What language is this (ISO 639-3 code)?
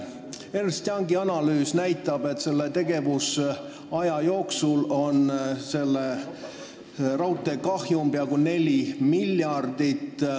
est